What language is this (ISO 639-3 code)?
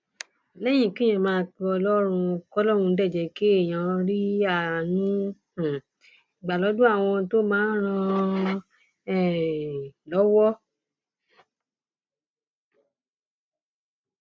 yor